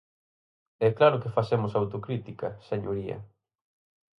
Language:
Galician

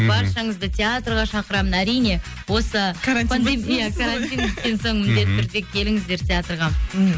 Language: Kazakh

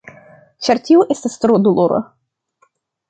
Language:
Esperanto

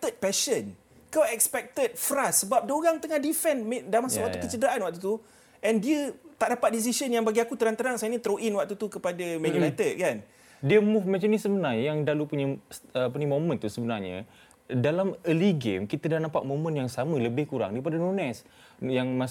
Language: Malay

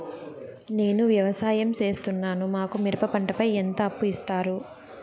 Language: Telugu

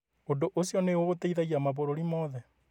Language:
Kikuyu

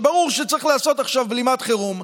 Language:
Hebrew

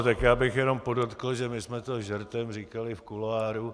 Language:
Czech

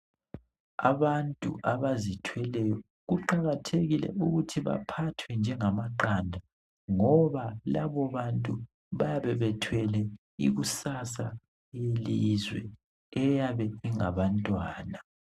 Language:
North Ndebele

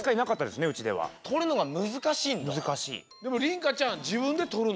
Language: Japanese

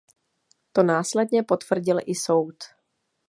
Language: Czech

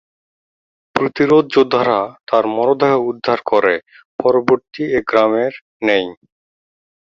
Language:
Bangla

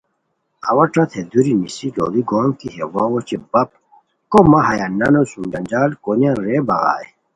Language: Khowar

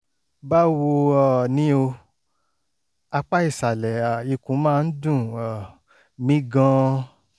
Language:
Yoruba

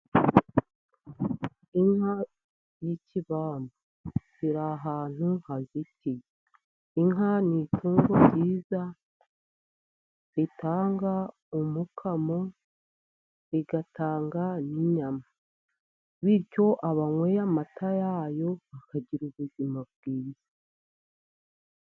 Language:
Kinyarwanda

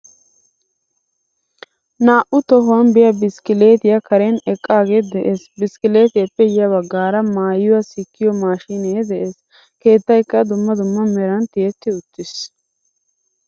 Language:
Wolaytta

